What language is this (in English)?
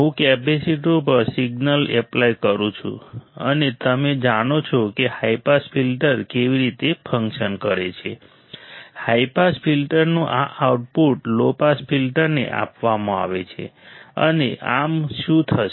Gujarati